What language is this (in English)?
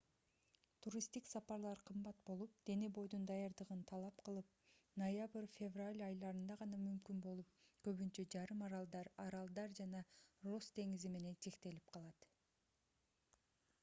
Kyrgyz